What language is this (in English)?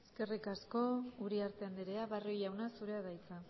Basque